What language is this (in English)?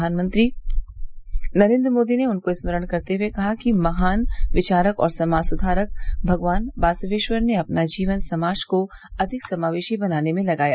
Hindi